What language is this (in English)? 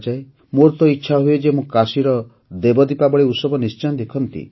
Odia